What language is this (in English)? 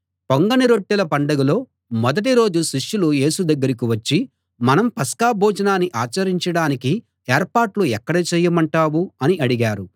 Telugu